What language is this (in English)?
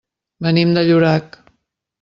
Catalan